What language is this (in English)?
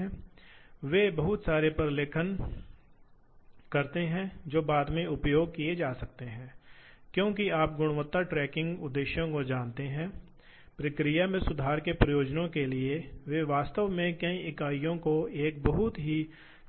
Hindi